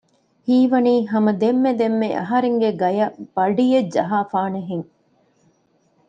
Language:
Divehi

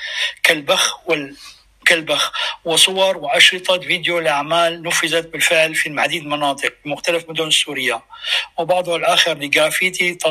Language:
Arabic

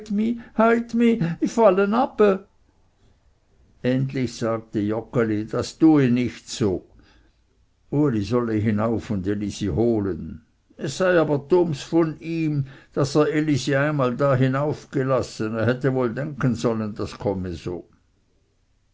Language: German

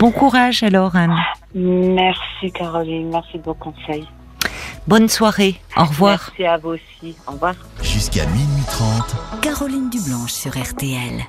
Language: French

